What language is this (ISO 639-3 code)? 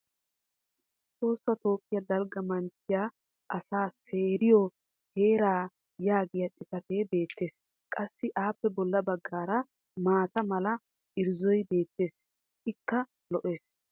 wal